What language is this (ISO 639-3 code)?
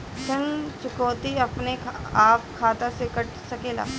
bho